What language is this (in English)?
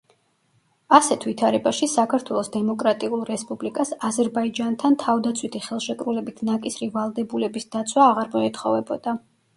Georgian